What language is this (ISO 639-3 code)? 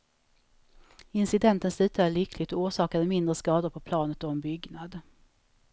swe